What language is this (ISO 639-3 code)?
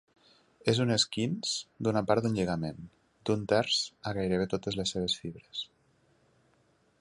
cat